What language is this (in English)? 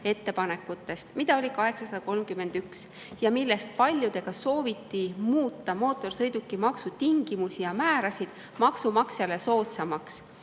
Estonian